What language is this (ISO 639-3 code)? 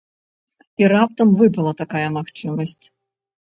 bel